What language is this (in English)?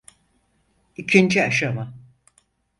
Turkish